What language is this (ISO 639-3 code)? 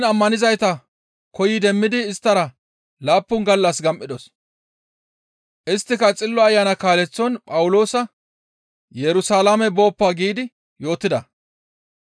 gmv